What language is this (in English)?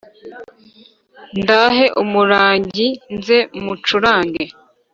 Kinyarwanda